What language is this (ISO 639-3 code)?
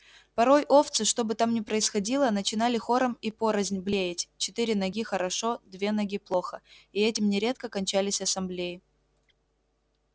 rus